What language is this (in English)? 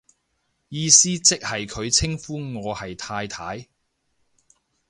Cantonese